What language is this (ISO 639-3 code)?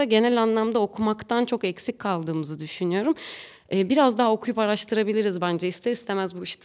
tur